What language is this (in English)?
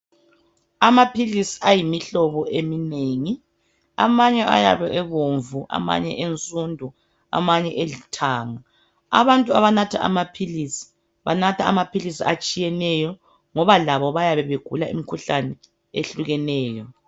North Ndebele